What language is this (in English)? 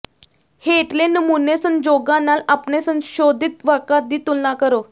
Punjabi